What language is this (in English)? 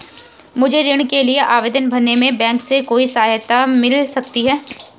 Hindi